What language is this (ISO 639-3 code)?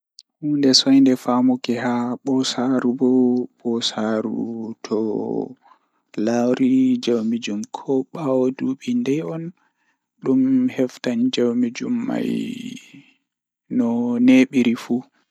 ful